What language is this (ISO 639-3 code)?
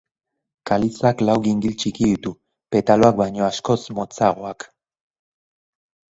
eus